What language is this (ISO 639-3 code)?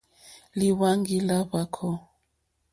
bri